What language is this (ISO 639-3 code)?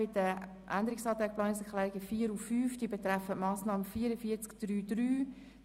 gsw